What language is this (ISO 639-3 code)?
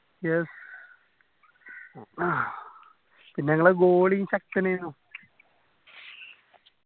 mal